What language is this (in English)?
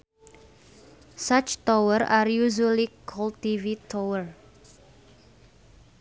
Sundanese